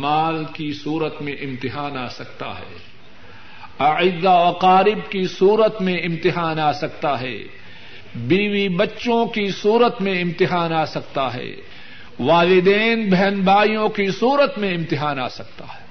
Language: Urdu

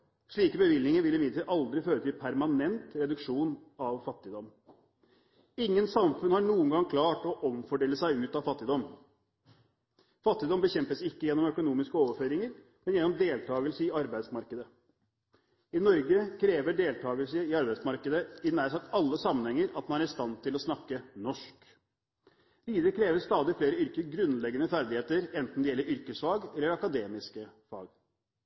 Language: Norwegian Bokmål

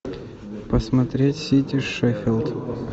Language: Russian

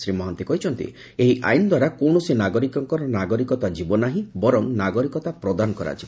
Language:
Odia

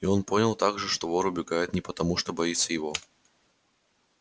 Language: Russian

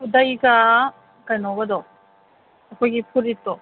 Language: Manipuri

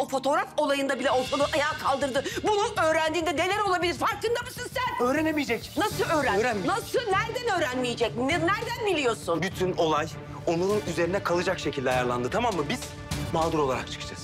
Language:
Turkish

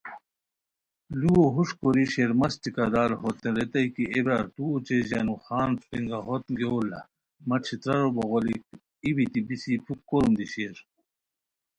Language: Khowar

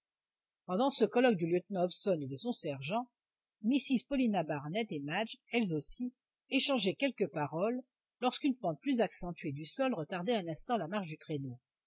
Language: French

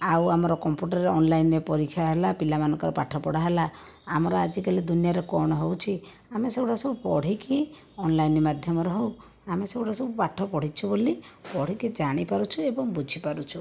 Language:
Odia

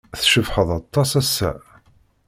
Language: Kabyle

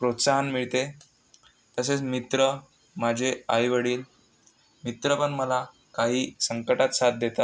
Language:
Marathi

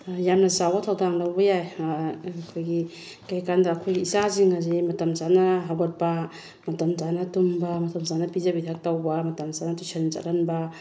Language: Manipuri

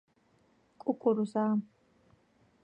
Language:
Georgian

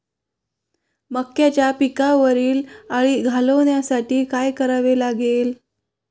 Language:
Marathi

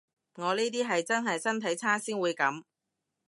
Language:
Cantonese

